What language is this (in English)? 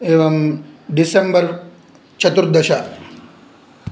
Sanskrit